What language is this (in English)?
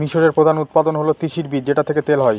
Bangla